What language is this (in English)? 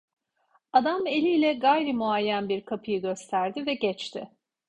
Turkish